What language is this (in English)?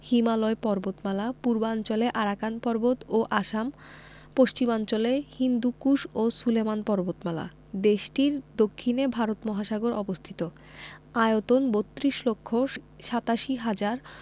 Bangla